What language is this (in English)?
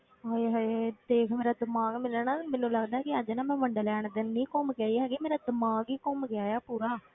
Punjabi